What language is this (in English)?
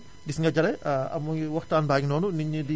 Wolof